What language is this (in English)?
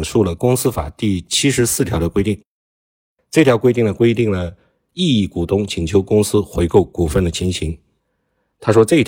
Chinese